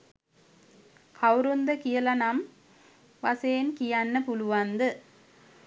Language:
Sinhala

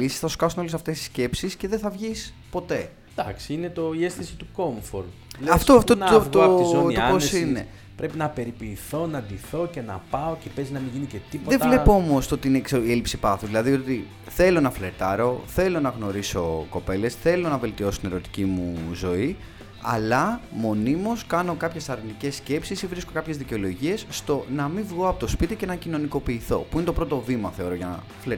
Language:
Greek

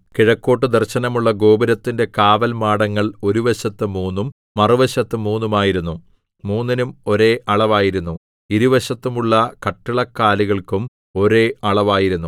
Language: Malayalam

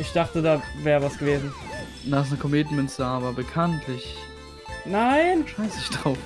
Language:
German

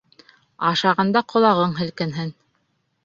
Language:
Bashkir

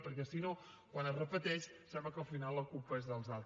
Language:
Catalan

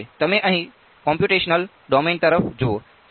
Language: Gujarati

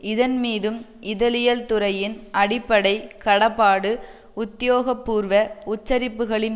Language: Tamil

